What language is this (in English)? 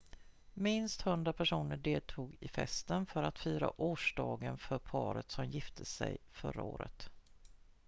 Swedish